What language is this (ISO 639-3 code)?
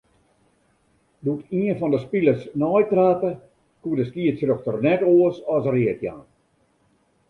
fry